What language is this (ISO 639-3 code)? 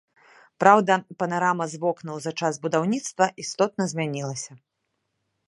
bel